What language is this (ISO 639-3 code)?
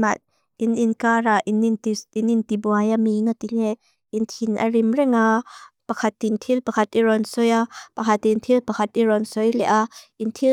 lus